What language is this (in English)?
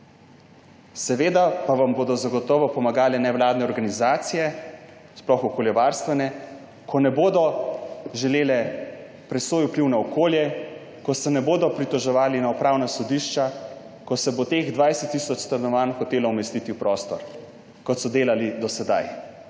Slovenian